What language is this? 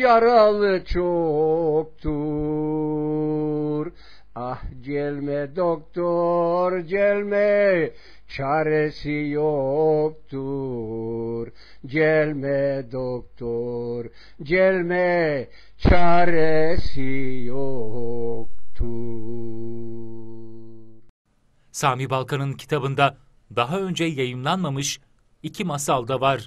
Turkish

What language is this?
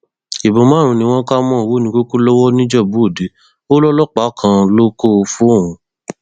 Yoruba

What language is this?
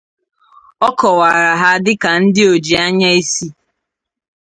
Igbo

